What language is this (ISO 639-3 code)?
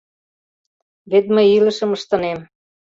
chm